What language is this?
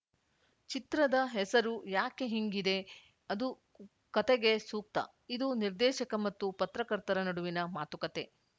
Kannada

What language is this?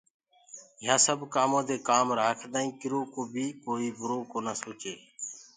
Gurgula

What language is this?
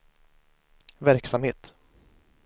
Swedish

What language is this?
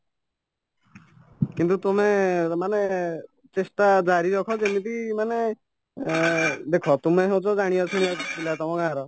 Odia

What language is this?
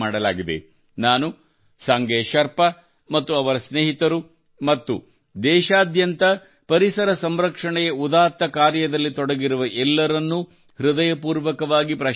Kannada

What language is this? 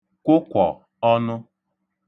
Igbo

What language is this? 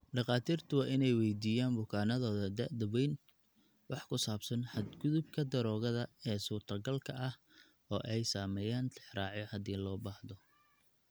Somali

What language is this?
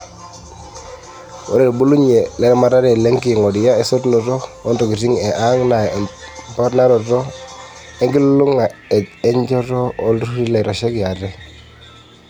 Masai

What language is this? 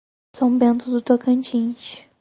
Portuguese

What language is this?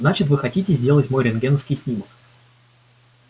Russian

